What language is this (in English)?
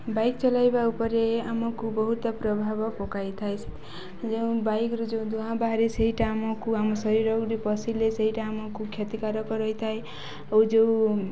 Odia